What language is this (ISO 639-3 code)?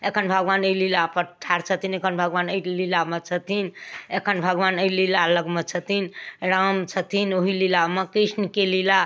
mai